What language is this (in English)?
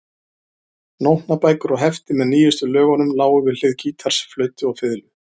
Icelandic